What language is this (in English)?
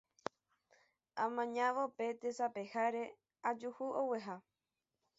Guarani